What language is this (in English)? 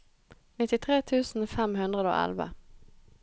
Norwegian